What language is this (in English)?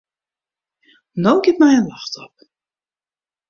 Western Frisian